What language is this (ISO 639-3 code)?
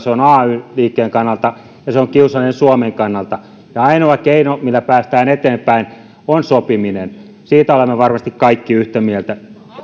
fin